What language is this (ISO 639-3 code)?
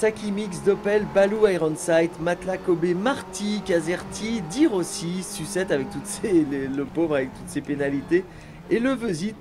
fra